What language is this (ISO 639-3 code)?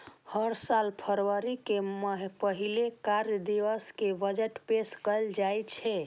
mai